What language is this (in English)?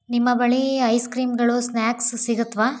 Kannada